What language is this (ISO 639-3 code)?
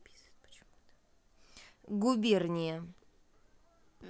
rus